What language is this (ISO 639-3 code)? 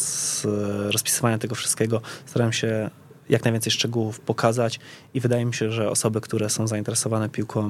pol